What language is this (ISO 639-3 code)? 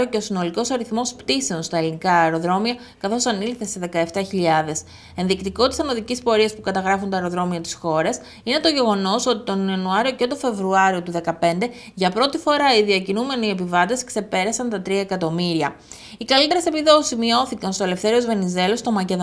ell